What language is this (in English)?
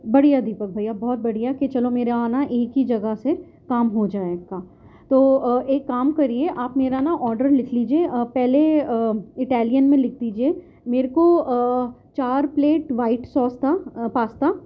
Urdu